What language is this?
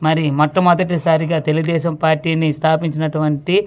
Telugu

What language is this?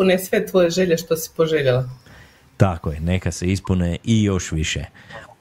Croatian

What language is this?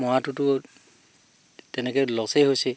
Assamese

